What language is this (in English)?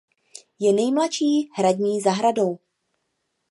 Czech